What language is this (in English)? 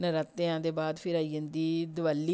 Dogri